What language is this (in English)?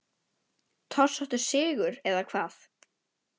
Icelandic